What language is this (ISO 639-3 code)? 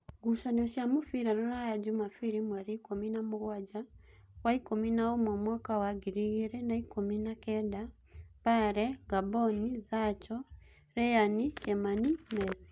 kik